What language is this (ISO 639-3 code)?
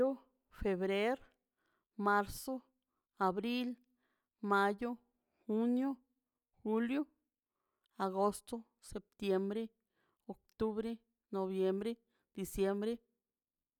zpy